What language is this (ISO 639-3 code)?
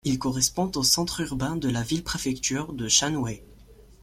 fra